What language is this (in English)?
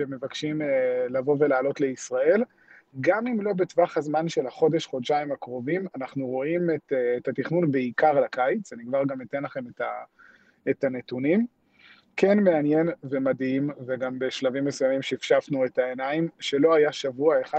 Hebrew